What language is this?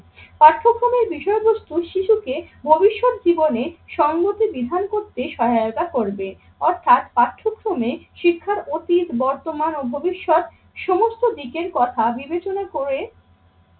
Bangla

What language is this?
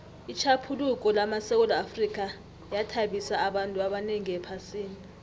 South Ndebele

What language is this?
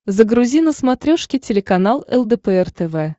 Russian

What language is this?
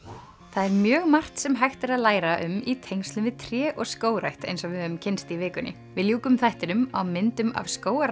Icelandic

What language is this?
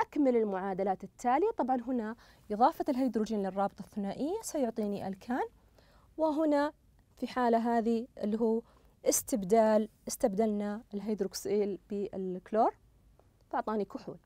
Arabic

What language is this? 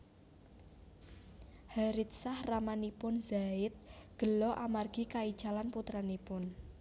Javanese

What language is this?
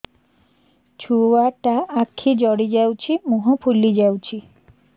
Odia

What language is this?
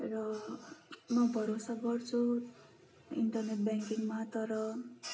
Nepali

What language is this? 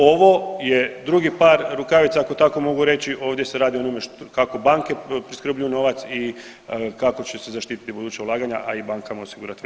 Croatian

